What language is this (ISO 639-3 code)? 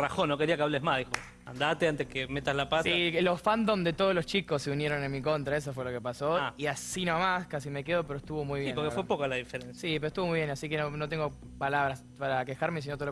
spa